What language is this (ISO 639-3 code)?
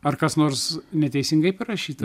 lit